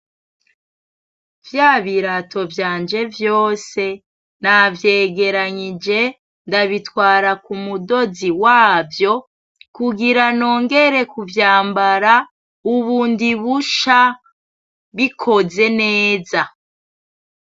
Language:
Rundi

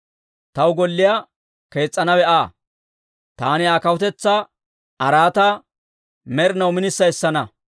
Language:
Dawro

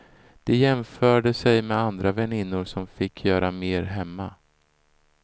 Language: Swedish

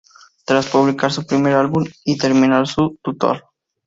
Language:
Spanish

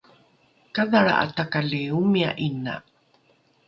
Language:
Rukai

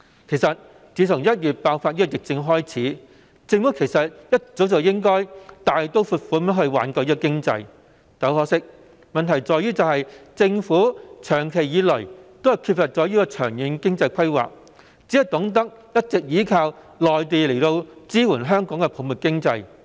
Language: Cantonese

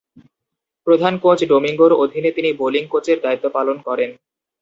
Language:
Bangla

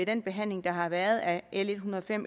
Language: Danish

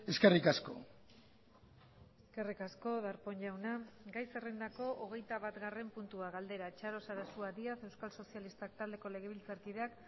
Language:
Basque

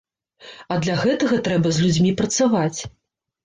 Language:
Belarusian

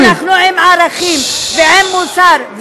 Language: Hebrew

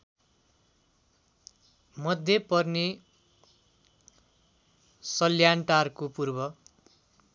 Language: Nepali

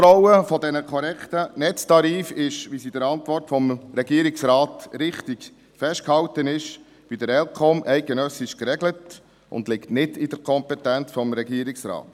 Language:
Swiss German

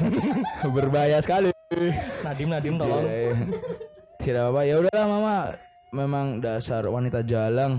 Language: Indonesian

